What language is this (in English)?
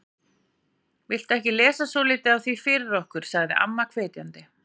Icelandic